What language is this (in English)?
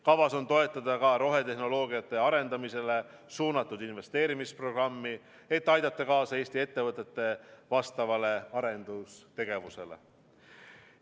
Estonian